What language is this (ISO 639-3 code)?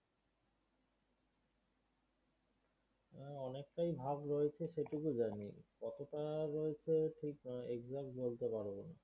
ben